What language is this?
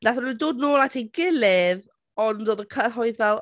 Welsh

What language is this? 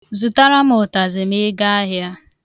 Igbo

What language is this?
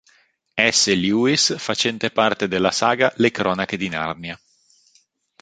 Italian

